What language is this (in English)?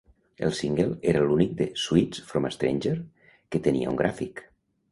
Catalan